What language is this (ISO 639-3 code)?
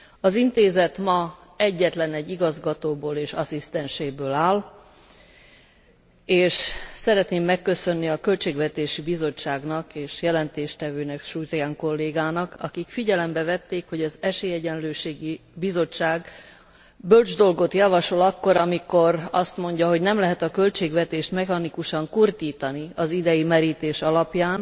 hun